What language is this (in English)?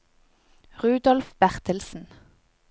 Norwegian